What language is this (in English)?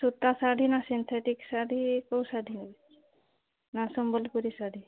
Odia